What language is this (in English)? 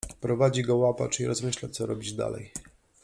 Polish